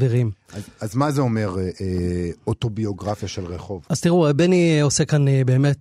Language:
Hebrew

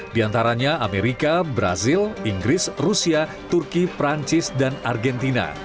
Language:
Indonesian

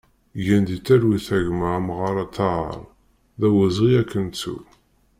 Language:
Kabyle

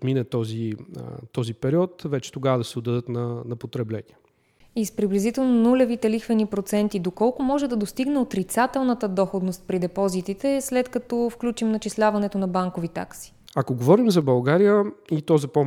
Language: Bulgarian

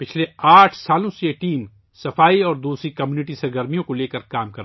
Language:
Urdu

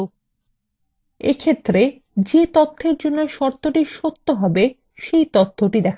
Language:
Bangla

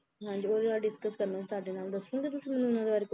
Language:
Punjabi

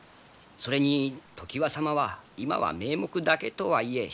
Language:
Japanese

